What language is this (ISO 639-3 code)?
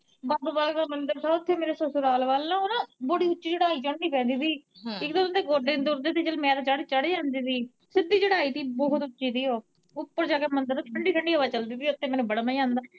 pan